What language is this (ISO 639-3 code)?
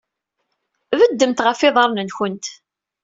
kab